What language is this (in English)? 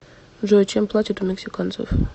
Russian